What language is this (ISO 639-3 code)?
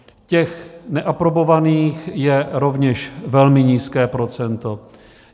ces